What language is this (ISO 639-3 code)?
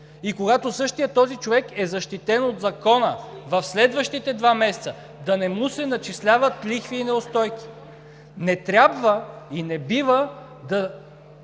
bul